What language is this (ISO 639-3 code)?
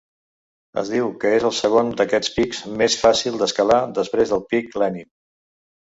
cat